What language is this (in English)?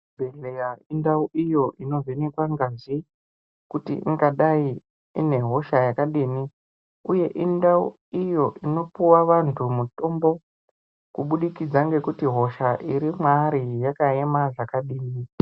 Ndau